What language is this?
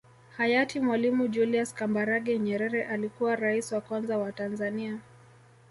Swahili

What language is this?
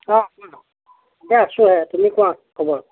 Assamese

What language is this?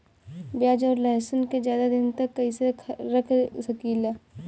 Bhojpuri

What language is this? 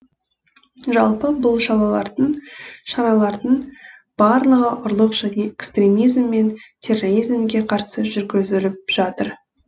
Kazakh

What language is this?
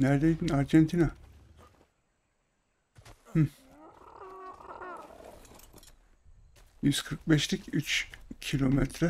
Turkish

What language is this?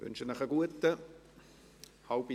Swiss German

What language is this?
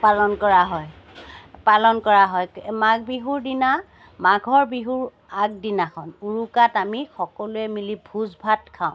Assamese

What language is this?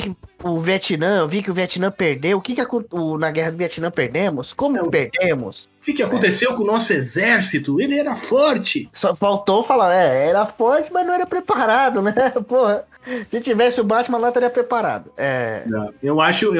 Portuguese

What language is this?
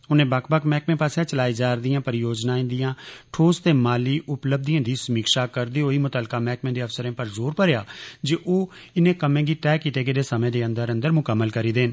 Dogri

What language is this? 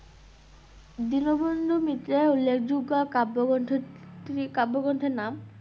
Bangla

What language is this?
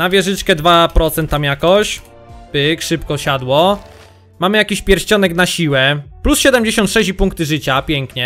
Polish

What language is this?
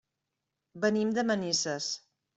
Catalan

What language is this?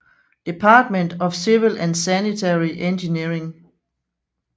Danish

